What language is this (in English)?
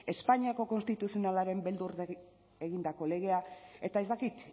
Basque